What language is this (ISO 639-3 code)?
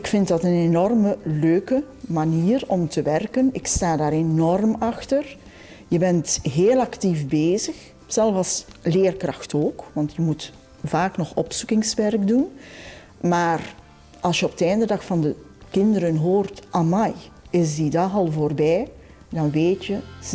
nld